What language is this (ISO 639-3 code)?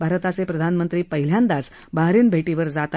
mar